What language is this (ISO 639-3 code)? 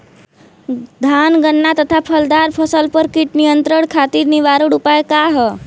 bho